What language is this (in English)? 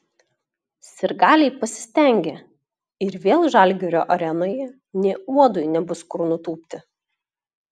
Lithuanian